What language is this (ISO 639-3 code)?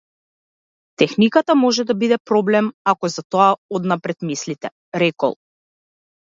mkd